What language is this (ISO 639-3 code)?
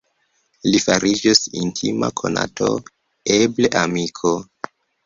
epo